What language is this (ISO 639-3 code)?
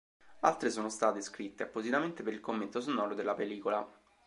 ita